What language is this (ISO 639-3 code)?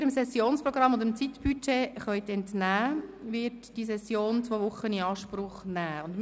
gsw